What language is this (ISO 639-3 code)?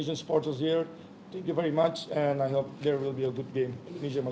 ind